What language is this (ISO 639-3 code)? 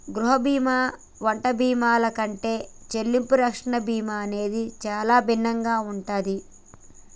tel